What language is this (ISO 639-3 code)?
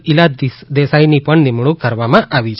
guj